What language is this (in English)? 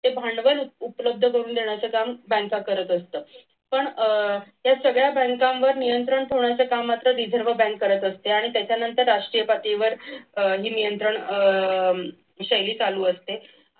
Marathi